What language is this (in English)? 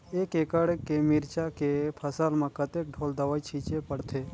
Chhattisgarhi